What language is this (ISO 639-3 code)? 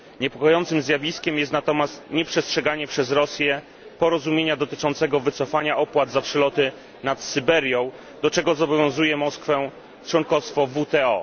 pol